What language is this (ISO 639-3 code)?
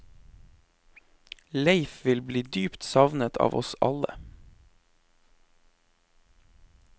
nor